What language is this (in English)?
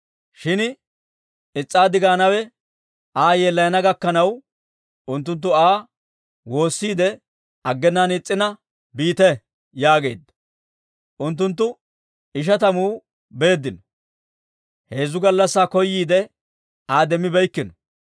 Dawro